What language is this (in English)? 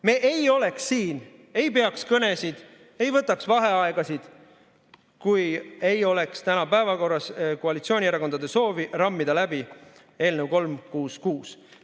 Estonian